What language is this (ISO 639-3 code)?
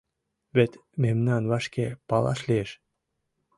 chm